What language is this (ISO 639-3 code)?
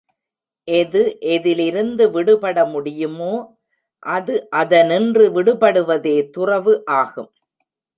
tam